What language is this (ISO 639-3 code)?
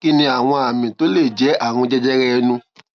yor